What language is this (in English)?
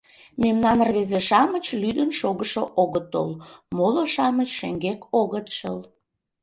Mari